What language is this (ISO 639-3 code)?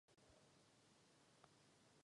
ces